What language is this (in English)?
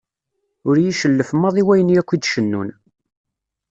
Kabyle